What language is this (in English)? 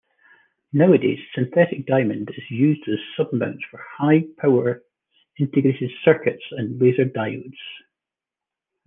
English